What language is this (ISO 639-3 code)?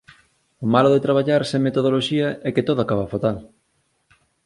glg